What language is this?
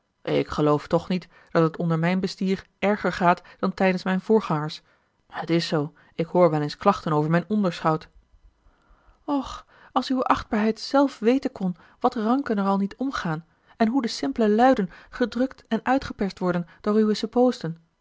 Dutch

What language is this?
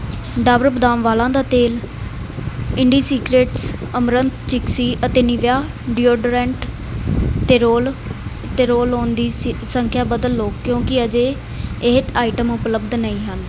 Punjabi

